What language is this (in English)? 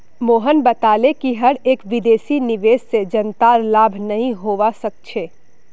Magahi